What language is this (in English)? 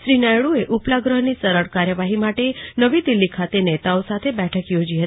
Gujarati